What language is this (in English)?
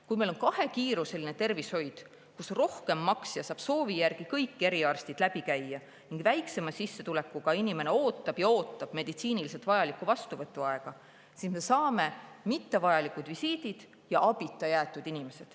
Estonian